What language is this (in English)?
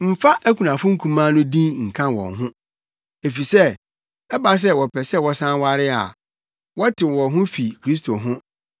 Akan